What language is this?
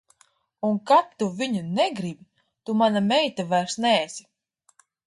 Latvian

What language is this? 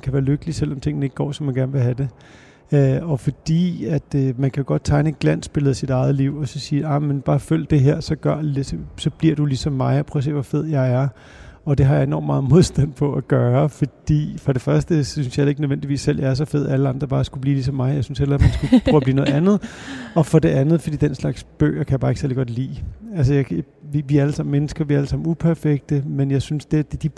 Danish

